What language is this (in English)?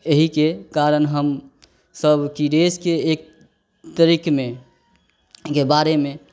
Maithili